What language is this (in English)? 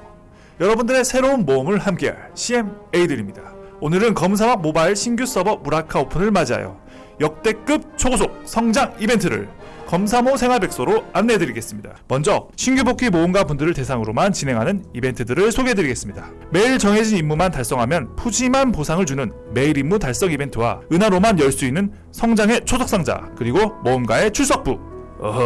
Korean